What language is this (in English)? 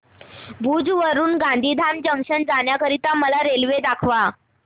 Marathi